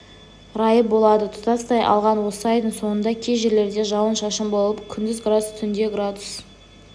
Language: Kazakh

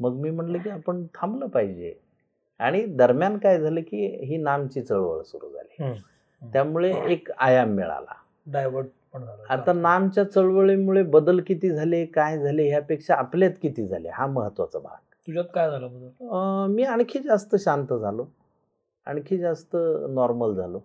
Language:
Marathi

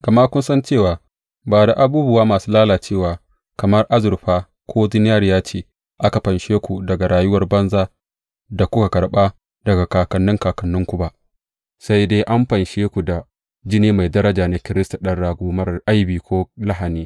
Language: Hausa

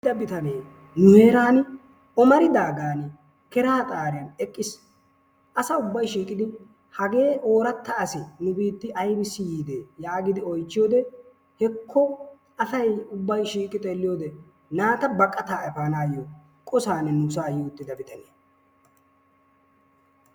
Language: Wolaytta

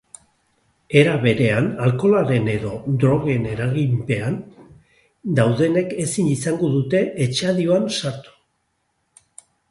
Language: Basque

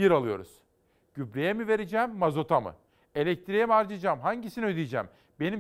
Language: Turkish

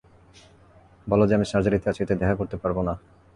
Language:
Bangla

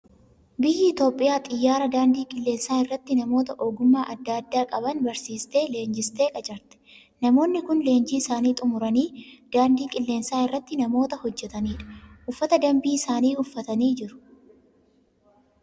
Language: Oromo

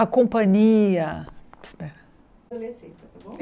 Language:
Portuguese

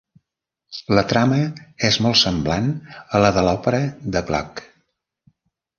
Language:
Catalan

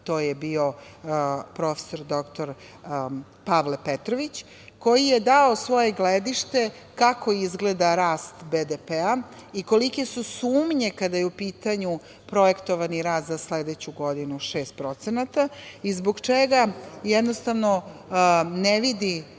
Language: Serbian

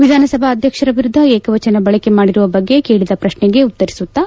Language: Kannada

